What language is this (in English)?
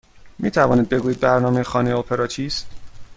Persian